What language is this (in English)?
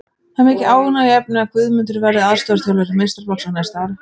Icelandic